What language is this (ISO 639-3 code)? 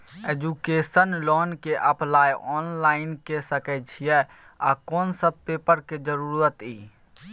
mai